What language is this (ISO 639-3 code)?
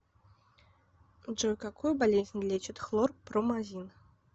rus